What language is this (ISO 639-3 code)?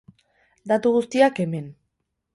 eus